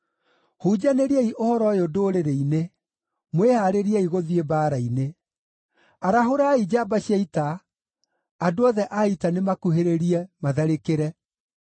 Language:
Kikuyu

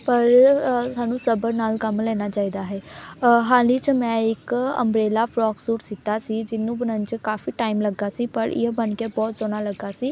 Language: Punjabi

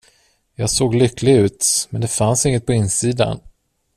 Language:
Swedish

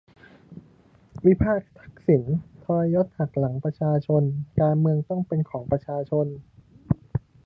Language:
Thai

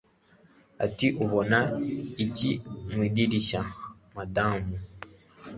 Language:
Kinyarwanda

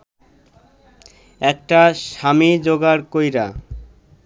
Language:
Bangla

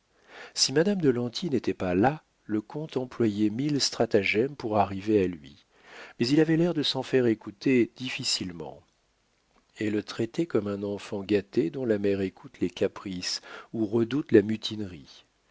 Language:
French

